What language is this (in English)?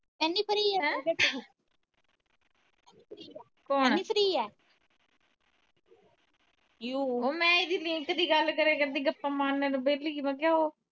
Punjabi